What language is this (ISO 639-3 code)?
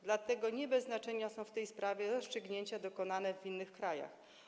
pol